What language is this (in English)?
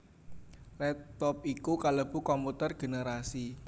Javanese